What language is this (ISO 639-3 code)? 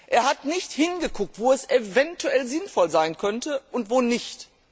deu